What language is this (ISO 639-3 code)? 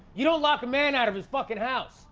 eng